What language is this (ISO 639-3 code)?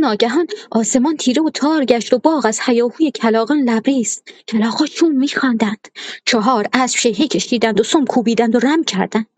fas